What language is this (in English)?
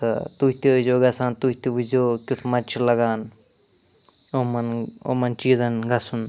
Kashmiri